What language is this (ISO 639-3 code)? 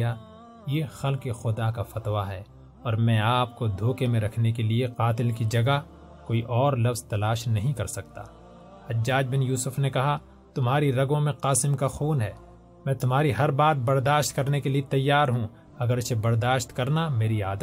urd